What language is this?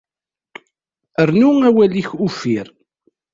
Kabyle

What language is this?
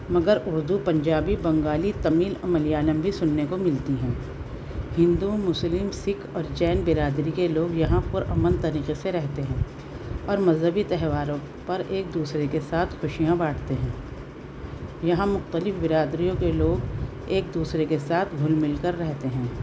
Urdu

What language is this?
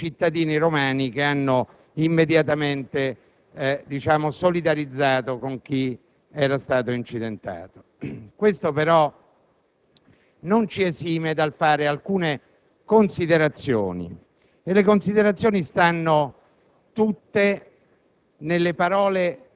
Italian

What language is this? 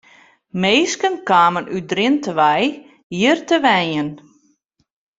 Western Frisian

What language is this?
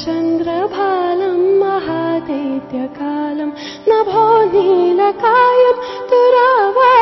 Punjabi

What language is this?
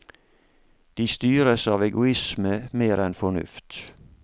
Norwegian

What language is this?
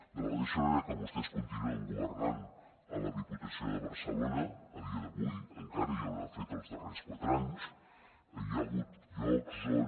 Catalan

